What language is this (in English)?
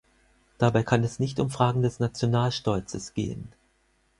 German